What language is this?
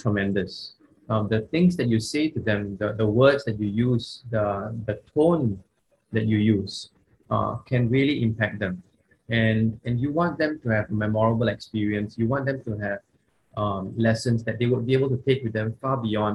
English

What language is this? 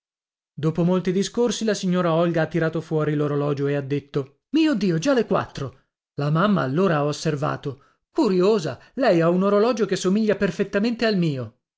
Italian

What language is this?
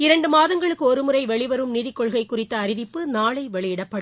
Tamil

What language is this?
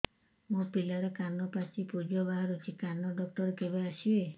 Odia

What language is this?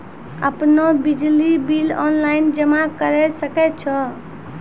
Maithili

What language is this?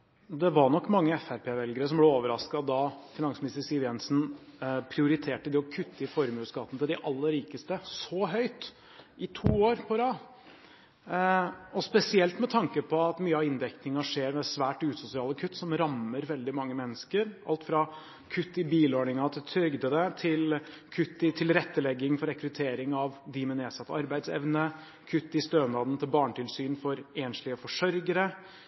Norwegian Bokmål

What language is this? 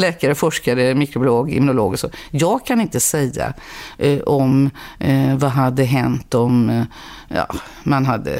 Swedish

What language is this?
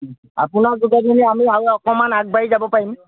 Assamese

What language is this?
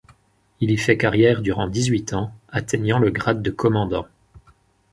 French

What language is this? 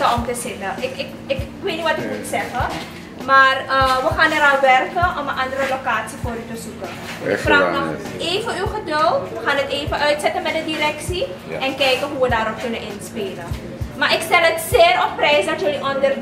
Dutch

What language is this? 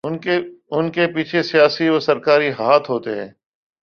Urdu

